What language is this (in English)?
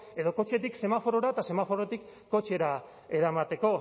Basque